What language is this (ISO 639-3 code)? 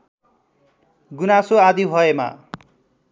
nep